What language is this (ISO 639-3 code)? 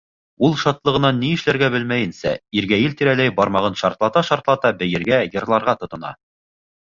bak